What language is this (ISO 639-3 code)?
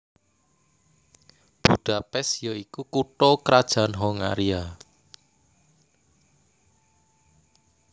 jav